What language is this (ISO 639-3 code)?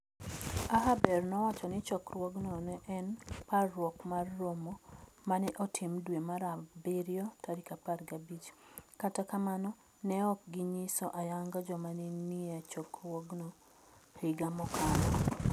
luo